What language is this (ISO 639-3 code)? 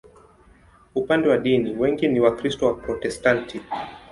swa